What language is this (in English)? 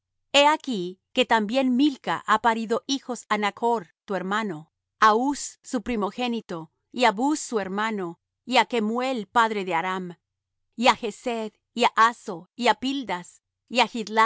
Spanish